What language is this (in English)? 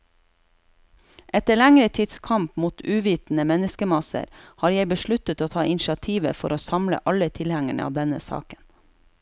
Norwegian